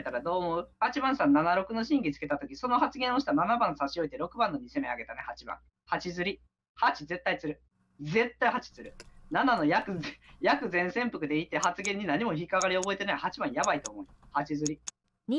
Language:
Japanese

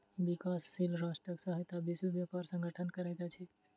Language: Maithili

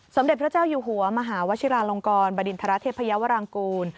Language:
Thai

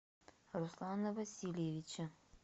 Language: Russian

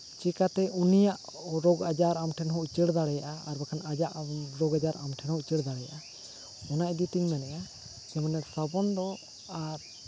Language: Santali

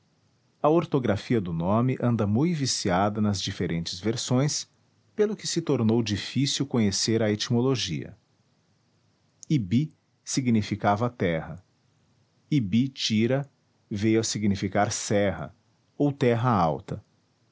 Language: Portuguese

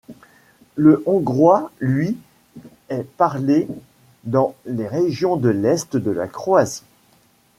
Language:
French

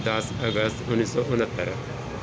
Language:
Punjabi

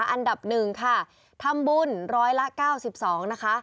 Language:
Thai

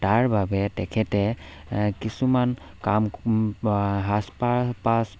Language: Assamese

